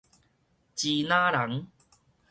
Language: Min Nan Chinese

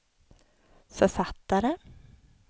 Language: Swedish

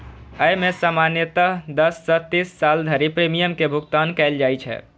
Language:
Maithili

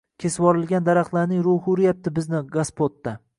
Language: Uzbek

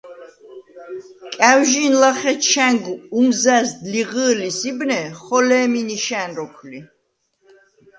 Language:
Svan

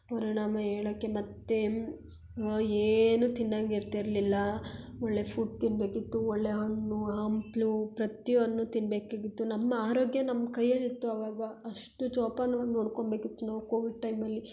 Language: Kannada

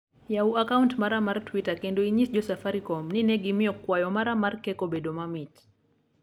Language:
Luo (Kenya and Tanzania)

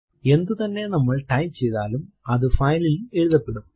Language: Malayalam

